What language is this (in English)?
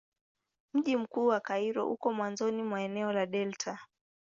Swahili